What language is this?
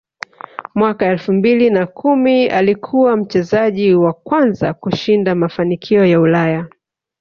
Swahili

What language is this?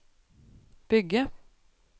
Norwegian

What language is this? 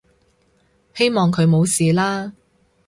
Cantonese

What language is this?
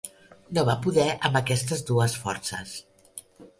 Catalan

